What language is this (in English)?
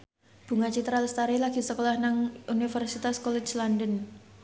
Javanese